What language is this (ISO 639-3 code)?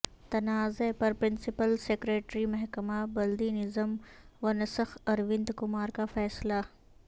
urd